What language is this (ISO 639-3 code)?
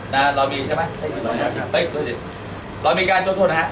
tha